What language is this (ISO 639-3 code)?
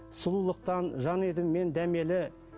kaz